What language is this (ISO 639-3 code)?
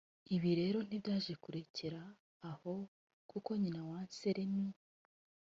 kin